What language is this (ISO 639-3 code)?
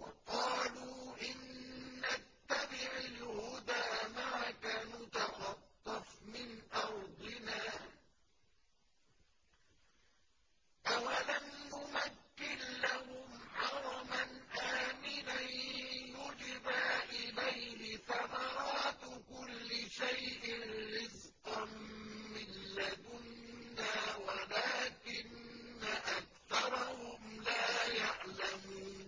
ara